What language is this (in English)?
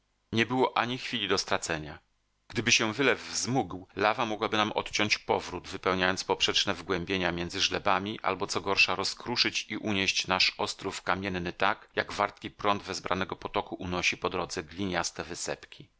Polish